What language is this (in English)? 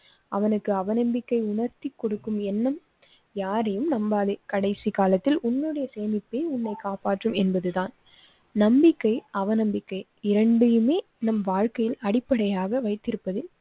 Tamil